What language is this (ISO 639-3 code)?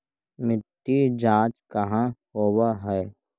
mag